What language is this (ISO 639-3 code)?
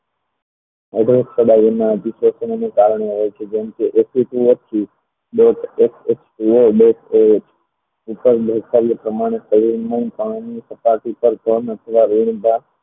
guj